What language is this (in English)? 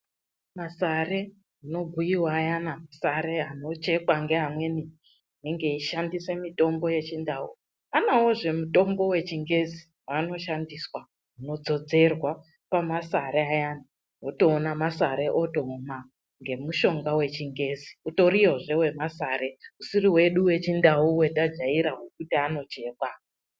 Ndau